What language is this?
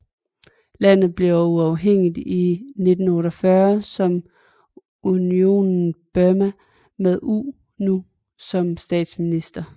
Danish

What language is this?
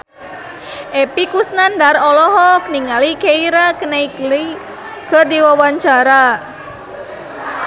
Sundanese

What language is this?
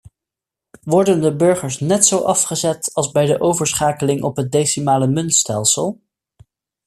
Dutch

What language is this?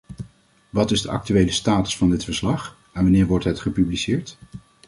Dutch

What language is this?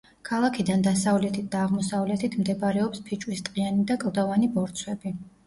Georgian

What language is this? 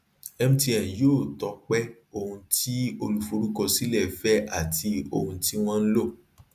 Yoruba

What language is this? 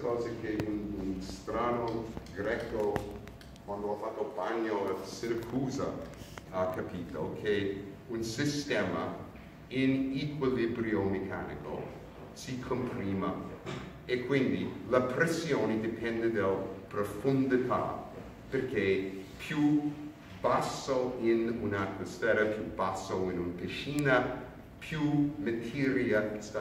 Italian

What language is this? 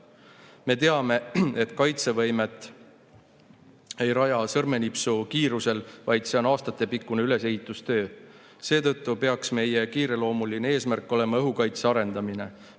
Estonian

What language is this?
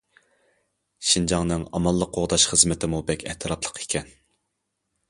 Uyghur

